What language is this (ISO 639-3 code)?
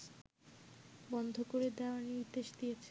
ben